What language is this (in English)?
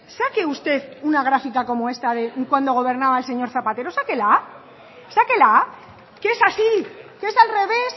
Spanish